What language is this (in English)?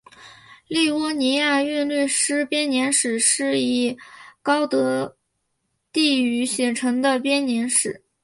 Chinese